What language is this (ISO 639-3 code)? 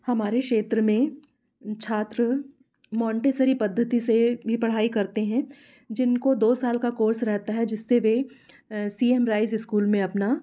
hin